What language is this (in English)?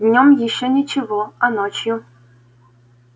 Russian